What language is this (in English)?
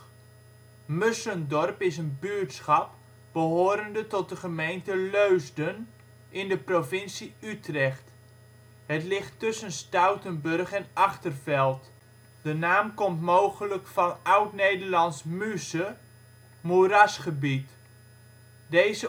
Dutch